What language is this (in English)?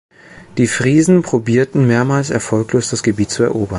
German